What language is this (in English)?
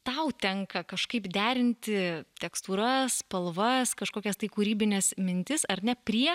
Lithuanian